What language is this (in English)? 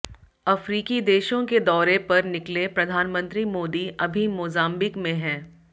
Hindi